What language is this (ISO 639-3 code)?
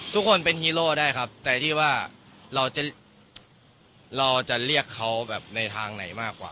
tha